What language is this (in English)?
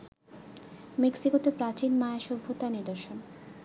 Bangla